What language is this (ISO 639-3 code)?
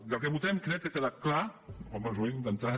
cat